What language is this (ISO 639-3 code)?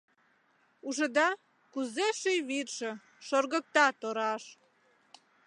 chm